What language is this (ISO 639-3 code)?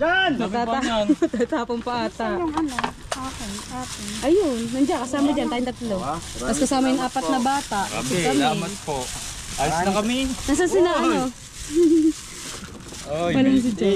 fil